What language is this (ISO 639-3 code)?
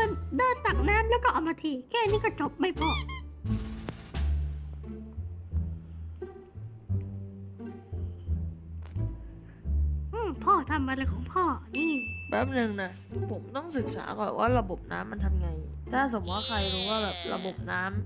tha